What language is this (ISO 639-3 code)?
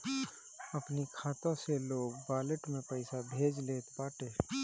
bho